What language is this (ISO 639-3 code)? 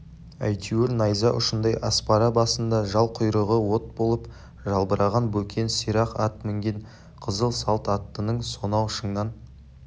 kaz